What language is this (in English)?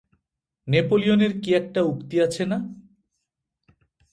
Bangla